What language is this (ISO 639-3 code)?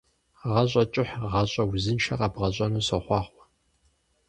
kbd